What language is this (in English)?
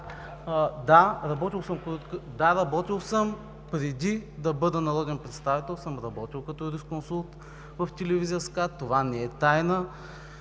Bulgarian